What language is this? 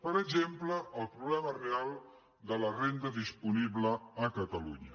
Catalan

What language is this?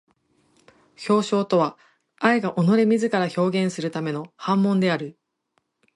Japanese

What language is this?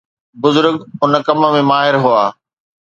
Sindhi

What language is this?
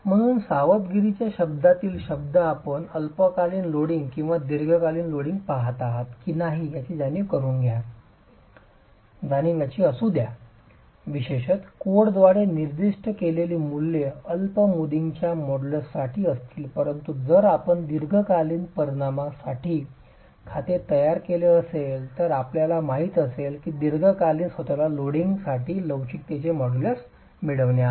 Marathi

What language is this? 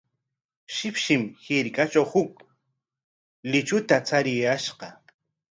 Corongo Ancash Quechua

